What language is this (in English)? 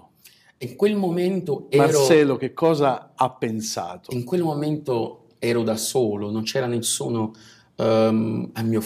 Italian